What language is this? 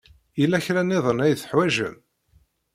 Kabyle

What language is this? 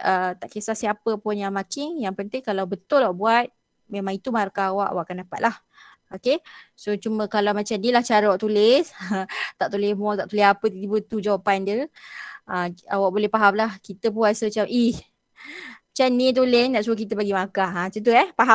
Malay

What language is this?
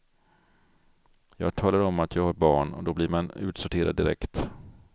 Swedish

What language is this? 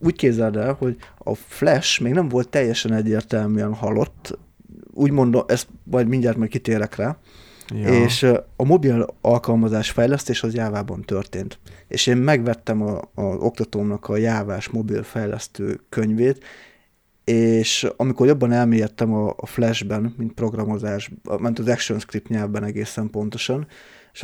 Hungarian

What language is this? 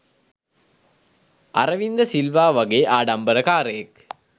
Sinhala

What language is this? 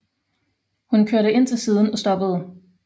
Danish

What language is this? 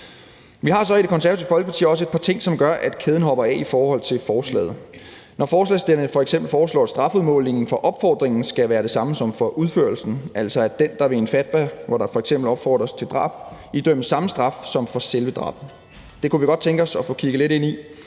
Danish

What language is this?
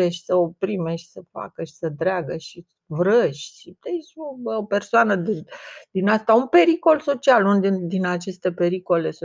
Romanian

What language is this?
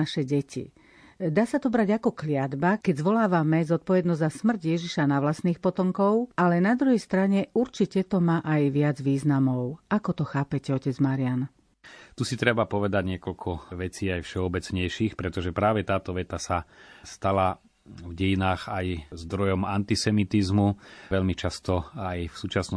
Slovak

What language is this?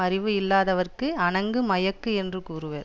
Tamil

